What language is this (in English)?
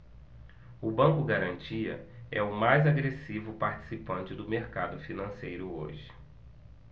Portuguese